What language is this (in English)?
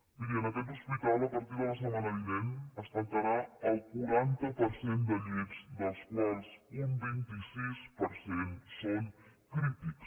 Catalan